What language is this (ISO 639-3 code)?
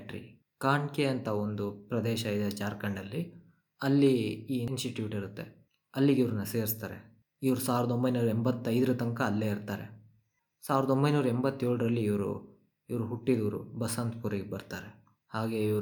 kan